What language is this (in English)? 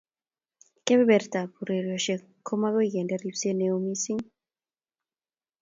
Kalenjin